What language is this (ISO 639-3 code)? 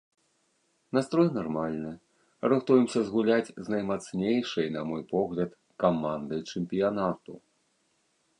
bel